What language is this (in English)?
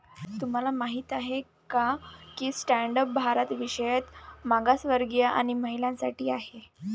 Marathi